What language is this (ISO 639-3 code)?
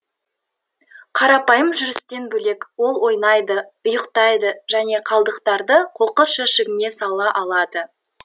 kaz